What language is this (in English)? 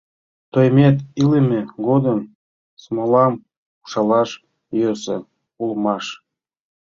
Mari